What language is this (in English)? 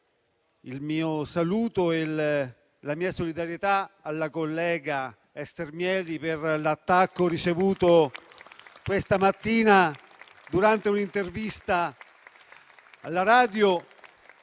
Italian